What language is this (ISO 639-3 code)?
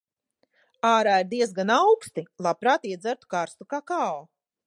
lav